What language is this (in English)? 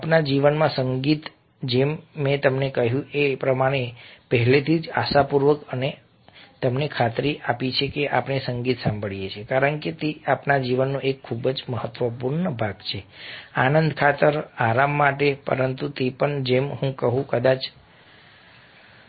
Gujarati